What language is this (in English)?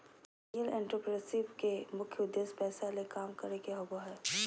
Magahi